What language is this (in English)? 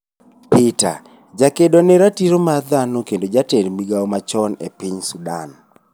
Luo (Kenya and Tanzania)